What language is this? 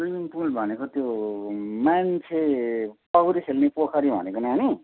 Nepali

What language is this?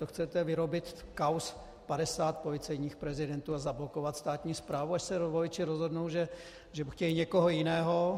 Czech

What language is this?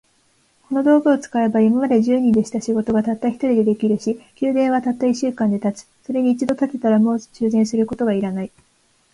Japanese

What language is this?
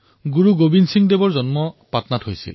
Assamese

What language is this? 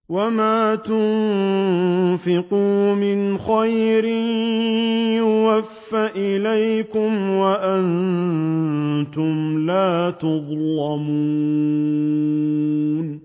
Arabic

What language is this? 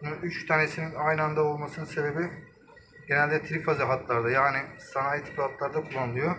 Turkish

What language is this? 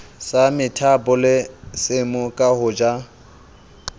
Southern Sotho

